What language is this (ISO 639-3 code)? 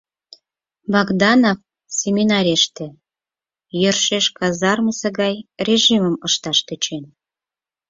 chm